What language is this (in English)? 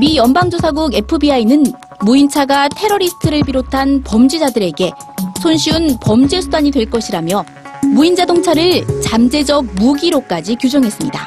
Korean